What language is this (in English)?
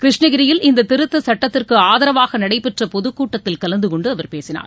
Tamil